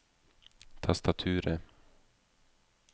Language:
Norwegian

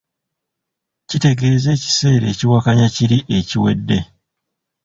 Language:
Ganda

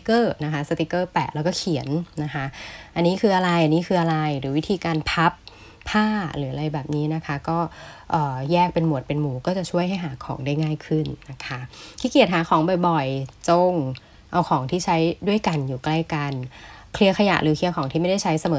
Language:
Thai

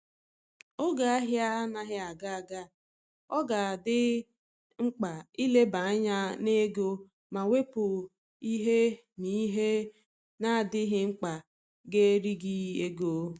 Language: Igbo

